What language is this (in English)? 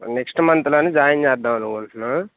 Telugu